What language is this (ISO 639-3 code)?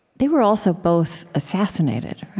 eng